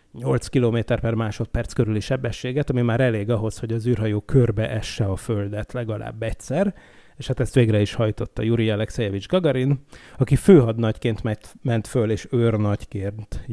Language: Hungarian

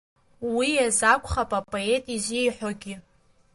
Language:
Abkhazian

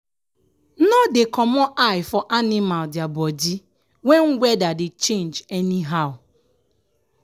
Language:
Nigerian Pidgin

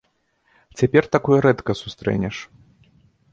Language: Belarusian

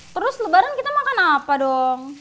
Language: Indonesian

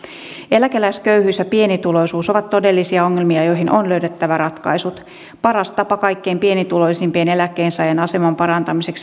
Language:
Finnish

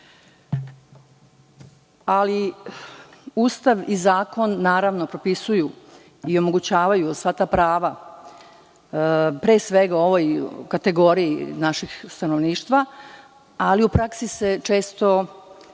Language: Serbian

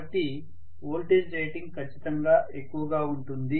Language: Telugu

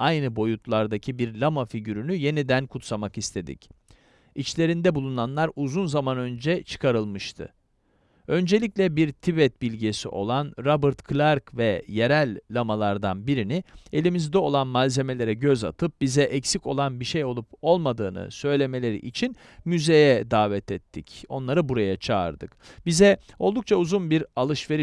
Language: Turkish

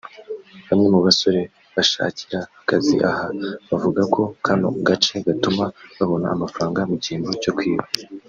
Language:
Kinyarwanda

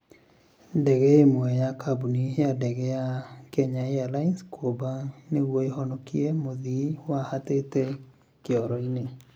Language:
Kikuyu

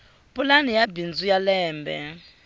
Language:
Tsonga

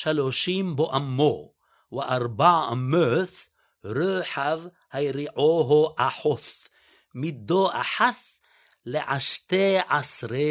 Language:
Hebrew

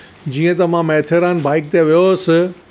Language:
Sindhi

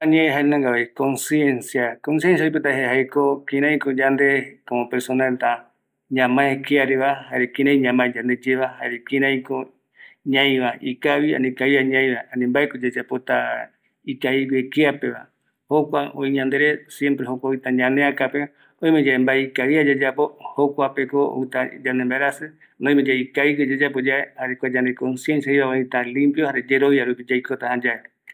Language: Eastern Bolivian Guaraní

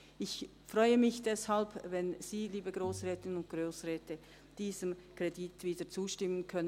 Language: Swiss German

